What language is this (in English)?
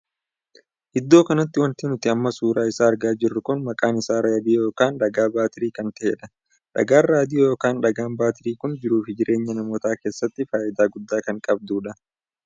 Oromo